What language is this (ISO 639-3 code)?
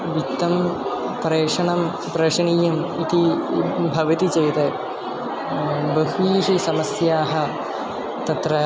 san